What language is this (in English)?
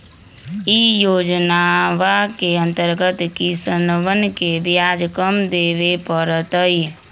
Magahi